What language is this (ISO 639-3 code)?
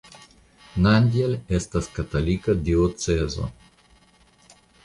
epo